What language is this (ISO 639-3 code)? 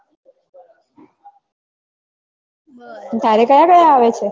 guj